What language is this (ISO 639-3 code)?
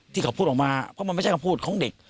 tha